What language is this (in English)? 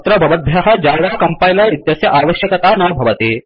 Sanskrit